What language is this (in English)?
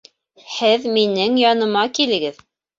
Bashkir